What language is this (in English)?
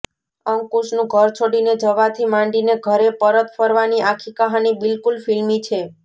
Gujarati